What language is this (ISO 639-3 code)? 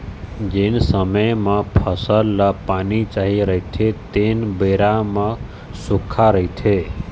hne